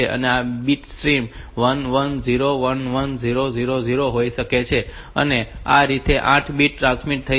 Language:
Gujarati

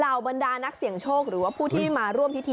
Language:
Thai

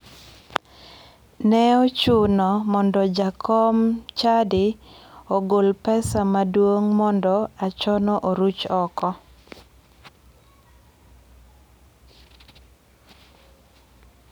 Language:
Luo (Kenya and Tanzania)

